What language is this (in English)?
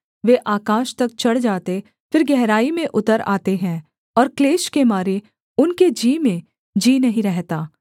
Hindi